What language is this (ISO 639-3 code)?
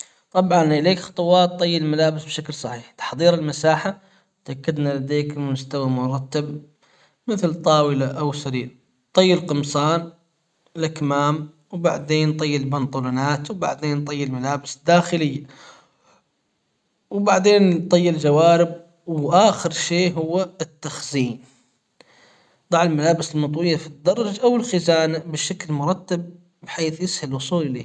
acw